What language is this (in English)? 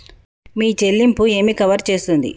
Telugu